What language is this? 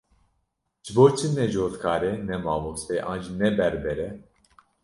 Kurdish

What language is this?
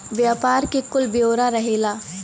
Bhojpuri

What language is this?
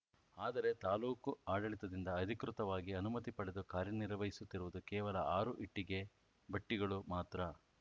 Kannada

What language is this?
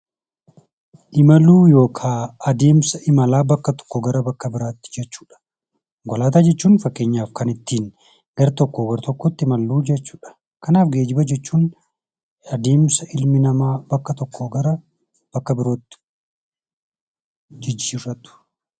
Oromo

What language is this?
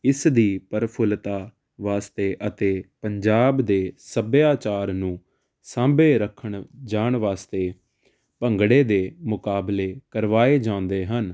Punjabi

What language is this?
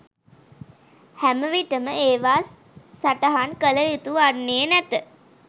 Sinhala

